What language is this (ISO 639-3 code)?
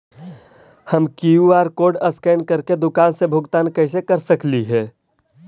mag